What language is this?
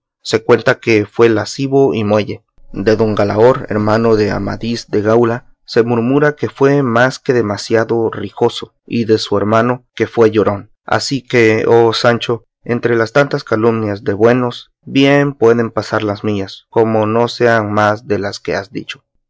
Spanish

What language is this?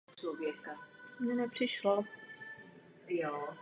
Czech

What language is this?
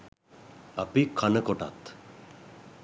Sinhala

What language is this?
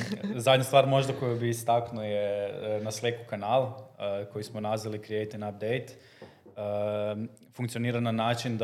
Croatian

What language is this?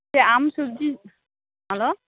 Santali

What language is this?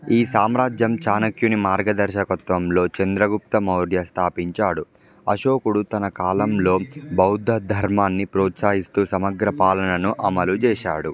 Telugu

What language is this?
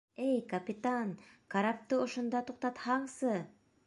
Bashkir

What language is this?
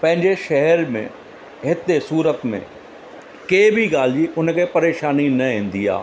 Sindhi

